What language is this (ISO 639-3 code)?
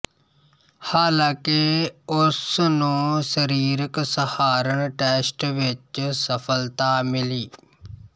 pan